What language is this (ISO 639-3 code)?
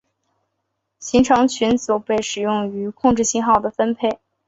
zho